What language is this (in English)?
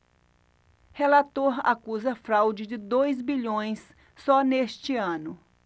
Portuguese